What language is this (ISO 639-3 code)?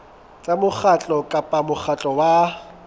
sot